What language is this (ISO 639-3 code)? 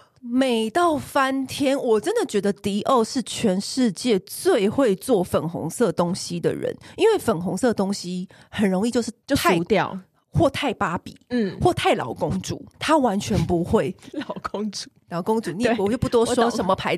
zho